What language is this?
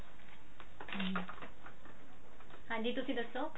Punjabi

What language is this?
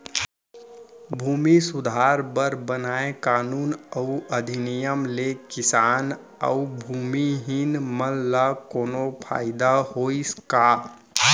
Chhattisgarhi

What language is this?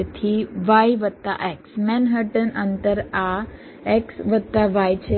Gujarati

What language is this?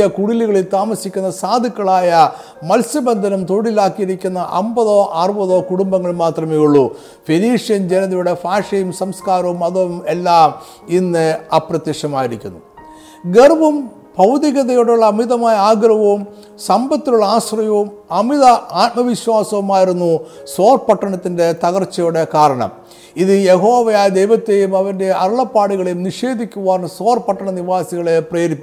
Malayalam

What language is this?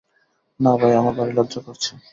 Bangla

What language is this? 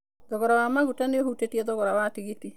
Kikuyu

